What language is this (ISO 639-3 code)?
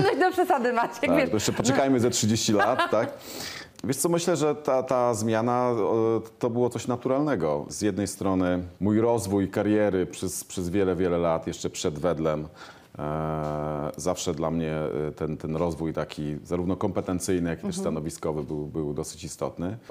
pol